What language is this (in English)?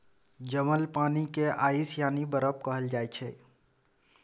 Maithili